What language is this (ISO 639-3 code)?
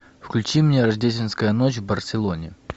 rus